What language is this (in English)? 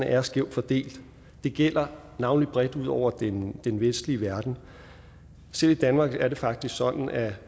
Danish